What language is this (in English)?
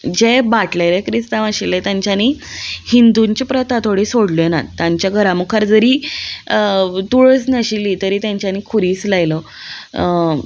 Konkani